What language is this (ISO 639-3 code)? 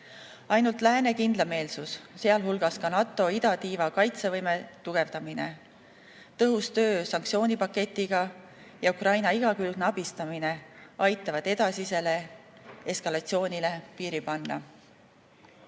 est